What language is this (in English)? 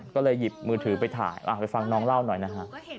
Thai